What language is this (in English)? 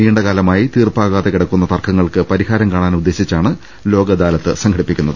Malayalam